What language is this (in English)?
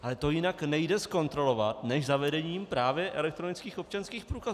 Czech